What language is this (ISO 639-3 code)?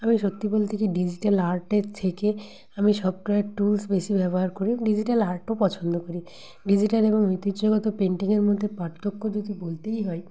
ben